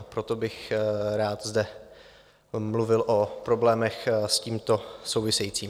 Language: Czech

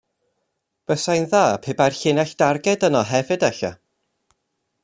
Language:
Welsh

